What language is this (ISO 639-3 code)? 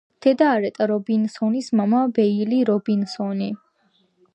kat